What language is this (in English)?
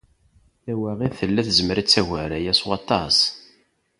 Kabyle